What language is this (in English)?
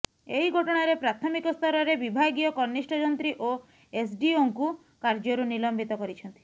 Odia